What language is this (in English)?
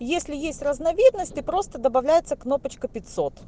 Russian